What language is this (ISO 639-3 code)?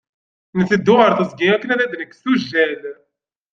kab